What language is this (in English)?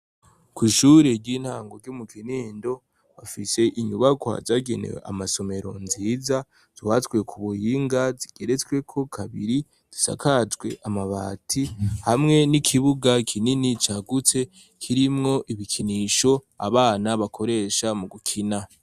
Rundi